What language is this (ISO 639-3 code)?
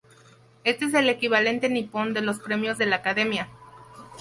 spa